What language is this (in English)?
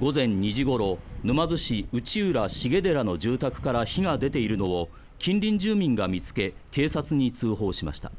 Japanese